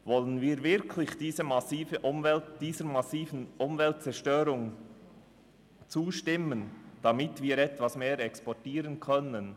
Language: Swiss German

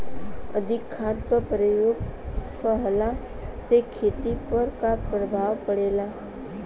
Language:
Bhojpuri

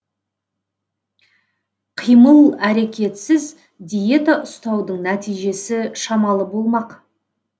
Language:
Kazakh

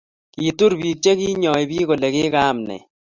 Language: Kalenjin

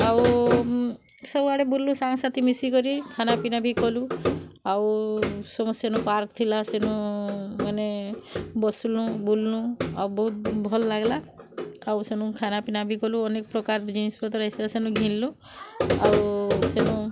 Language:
Odia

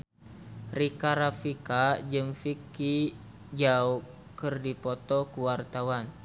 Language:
Sundanese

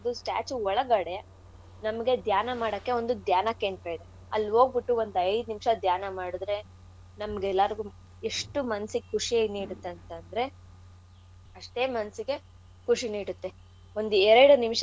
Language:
Kannada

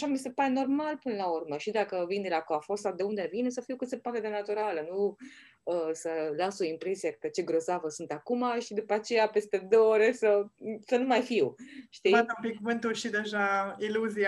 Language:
Romanian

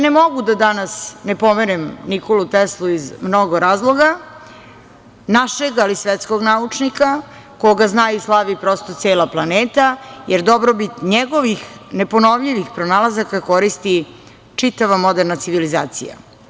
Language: Serbian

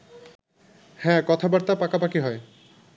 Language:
Bangla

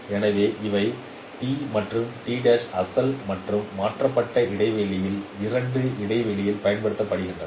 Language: Tamil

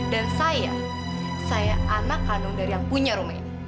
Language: Indonesian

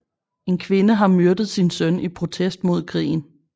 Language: Danish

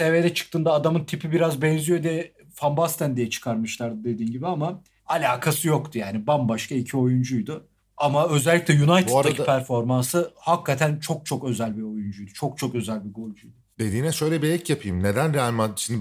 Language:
Turkish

